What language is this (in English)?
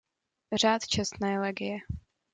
Czech